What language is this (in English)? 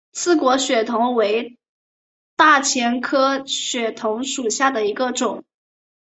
Chinese